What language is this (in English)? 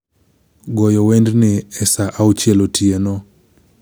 Luo (Kenya and Tanzania)